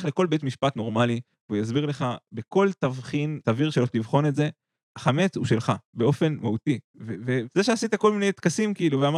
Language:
Hebrew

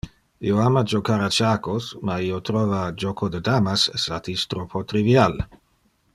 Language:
Interlingua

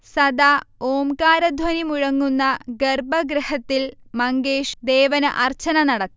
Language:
Malayalam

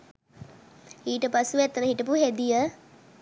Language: Sinhala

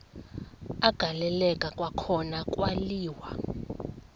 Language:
Xhosa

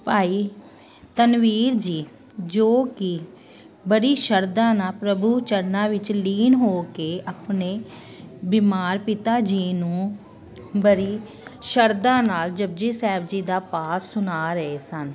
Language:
Punjabi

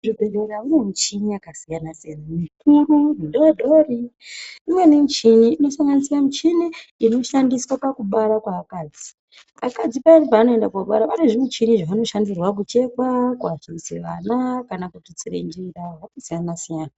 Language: Ndau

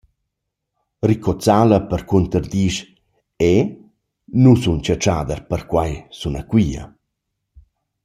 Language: Romansh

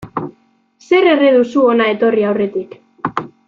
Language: Basque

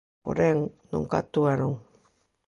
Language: Galician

